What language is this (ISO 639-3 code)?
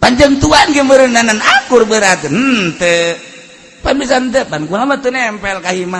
ind